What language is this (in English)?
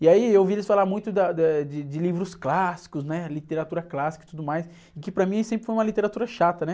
Portuguese